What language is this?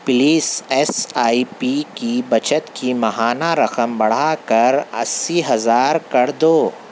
Urdu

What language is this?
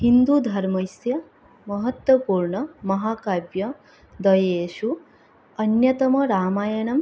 Sanskrit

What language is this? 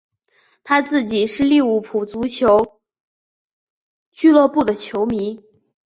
Chinese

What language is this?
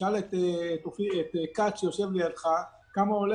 Hebrew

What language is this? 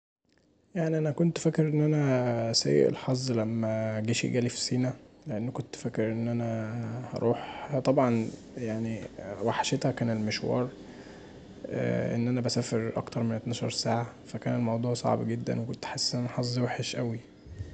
Egyptian Arabic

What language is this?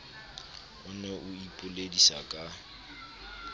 Southern Sotho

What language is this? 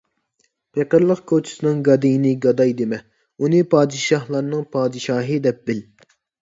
Uyghur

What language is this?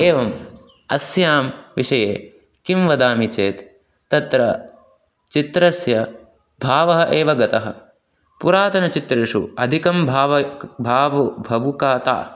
Sanskrit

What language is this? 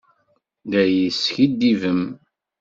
Kabyle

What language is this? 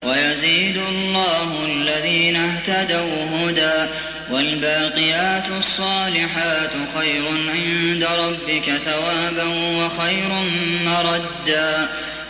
Arabic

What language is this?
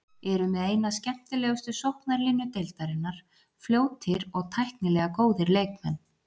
Icelandic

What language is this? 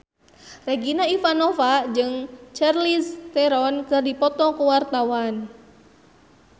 Sundanese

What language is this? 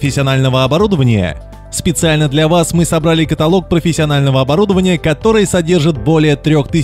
Russian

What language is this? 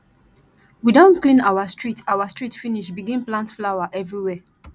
Nigerian Pidgin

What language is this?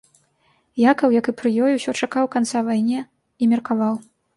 Belarusian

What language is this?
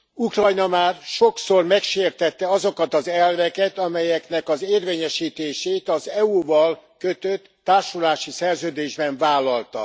Hungarian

